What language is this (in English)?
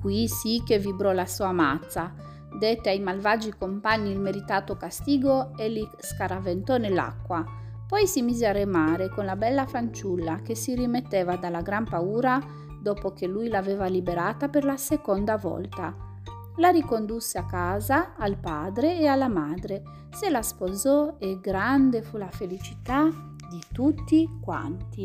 Italian